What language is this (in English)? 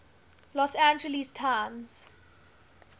English